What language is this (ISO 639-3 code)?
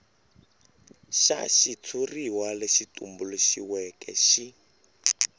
tso